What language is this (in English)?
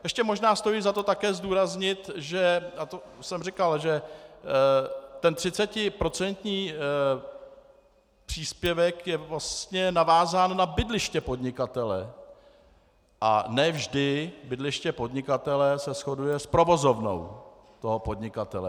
Czech